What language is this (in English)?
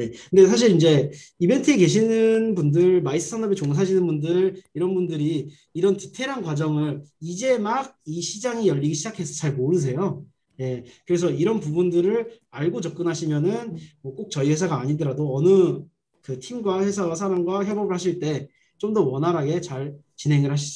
Korean